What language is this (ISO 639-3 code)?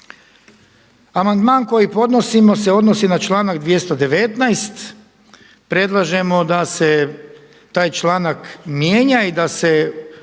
hrv